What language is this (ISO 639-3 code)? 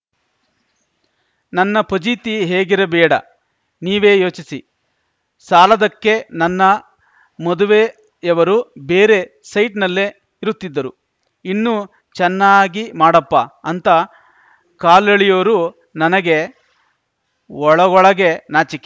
kan